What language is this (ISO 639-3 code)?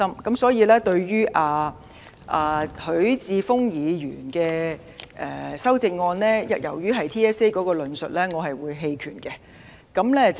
yue